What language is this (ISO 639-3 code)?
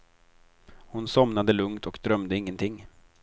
swe